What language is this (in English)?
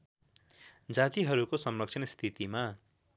Nepali